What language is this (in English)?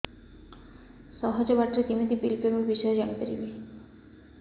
Odia